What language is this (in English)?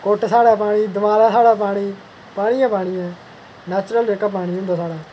Dogri